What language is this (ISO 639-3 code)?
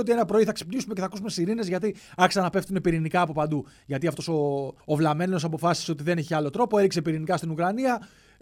ell